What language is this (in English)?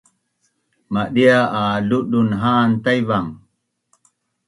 Bunun